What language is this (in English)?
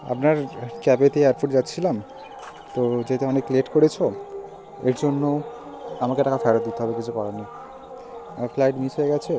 Bangla